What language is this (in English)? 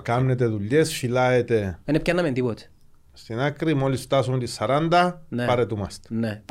Greek